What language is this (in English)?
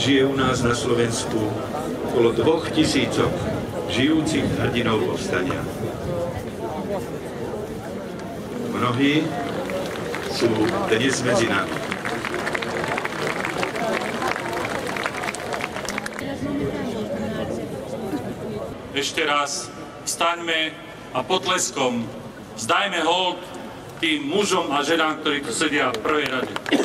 Polish